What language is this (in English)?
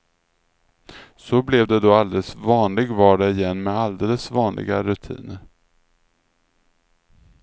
Swedish